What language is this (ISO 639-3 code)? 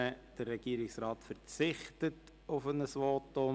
gsw